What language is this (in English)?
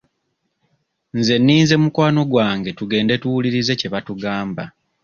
Ganda